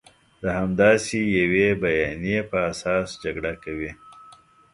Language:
Pashto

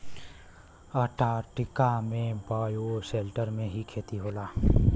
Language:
Bhojpuri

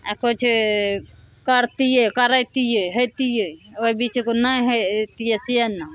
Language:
Maithili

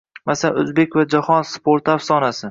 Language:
Uzbek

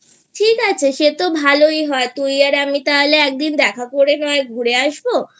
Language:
Bangla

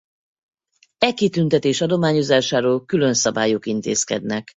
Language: Hungarian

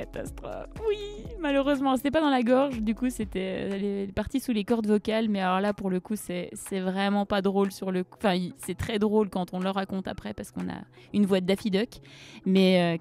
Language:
French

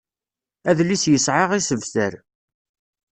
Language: Kabyle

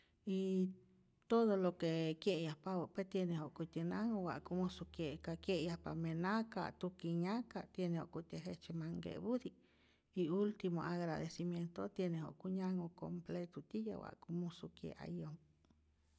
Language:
Rayón Zoque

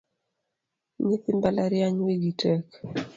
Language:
Luo (Kenya and Tanzania)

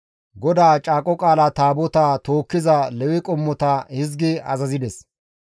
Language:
Gamo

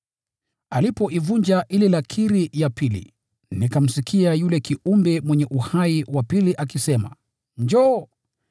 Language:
Swahili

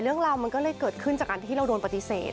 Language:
Thai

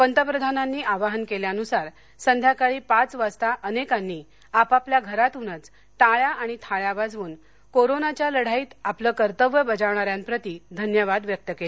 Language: Marathi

